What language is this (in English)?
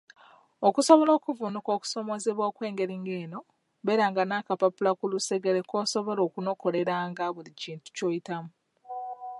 Ganda